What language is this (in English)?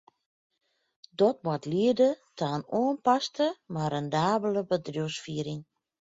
Western Frisian